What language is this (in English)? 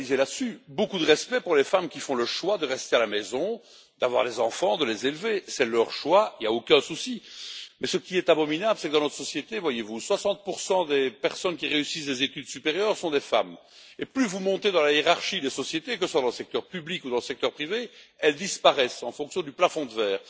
French